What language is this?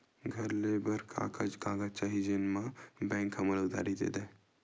Chhattisgarhi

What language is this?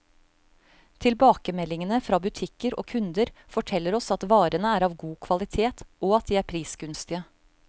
Norwegian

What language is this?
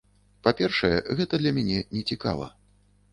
Belarusian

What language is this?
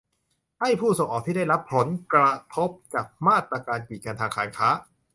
Thai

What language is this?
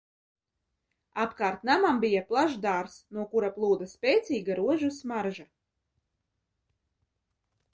Latvian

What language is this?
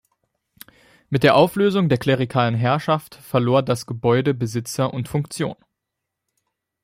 German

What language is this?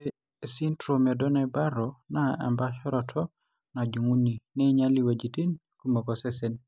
Masai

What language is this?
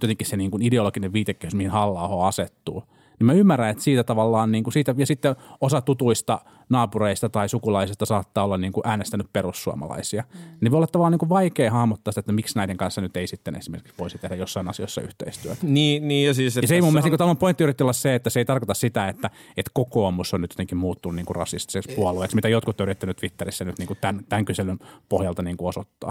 Finnish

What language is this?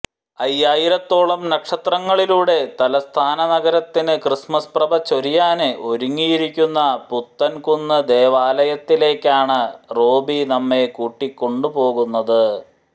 Malayalam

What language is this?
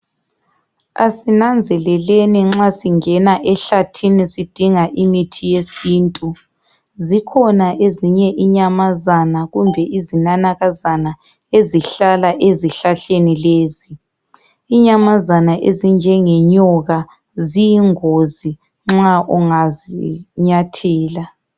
North Ndebele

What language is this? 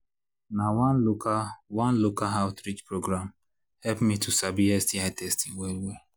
Nigerian Pidgin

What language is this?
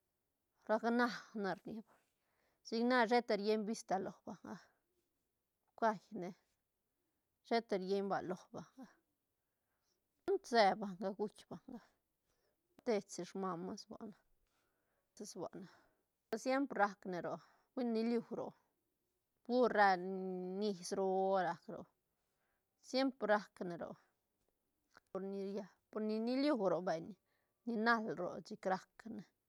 Santa Catarina Albarradas Zapotec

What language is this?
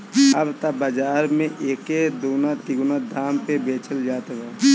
Bhojpuri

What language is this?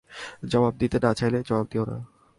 Bangla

